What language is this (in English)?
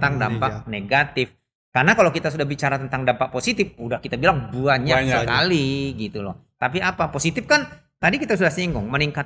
Indonesian